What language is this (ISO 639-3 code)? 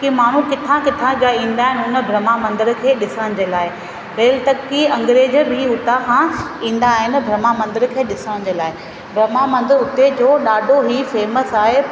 snd